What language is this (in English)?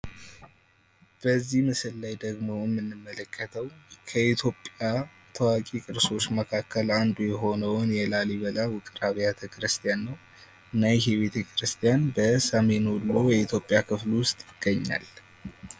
Amharic